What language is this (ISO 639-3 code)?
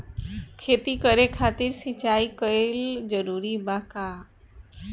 bho